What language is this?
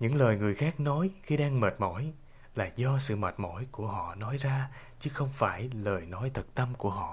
Vietnamese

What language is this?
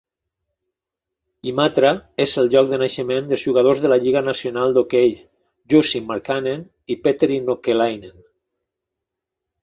Catalan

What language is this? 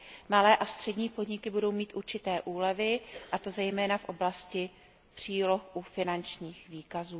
Czech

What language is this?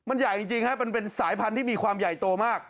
Thai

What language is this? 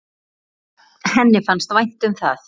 Icelandic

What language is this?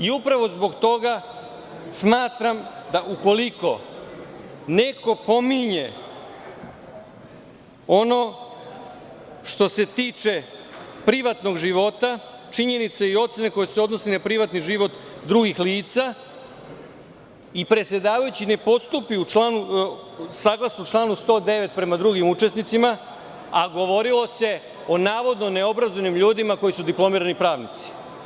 Serbian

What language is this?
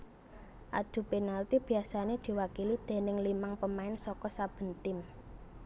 Javanese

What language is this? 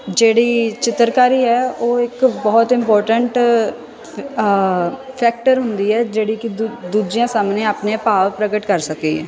Punjabi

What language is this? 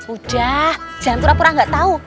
Indonesian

